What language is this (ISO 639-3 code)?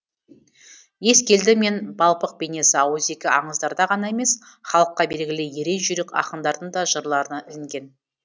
kaz